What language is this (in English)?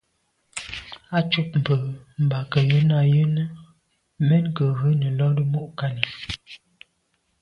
Medumba